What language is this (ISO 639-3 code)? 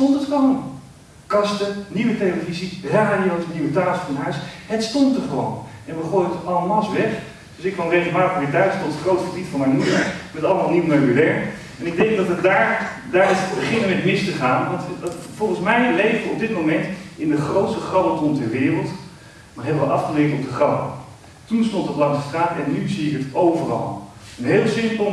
nld